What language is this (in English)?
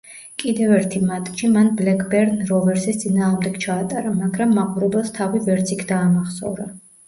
Georgian